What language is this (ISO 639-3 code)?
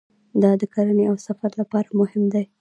pus